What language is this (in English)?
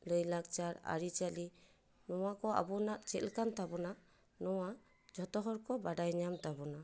Santali